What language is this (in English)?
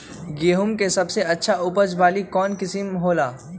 Magahi